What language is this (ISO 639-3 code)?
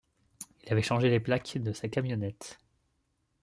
fra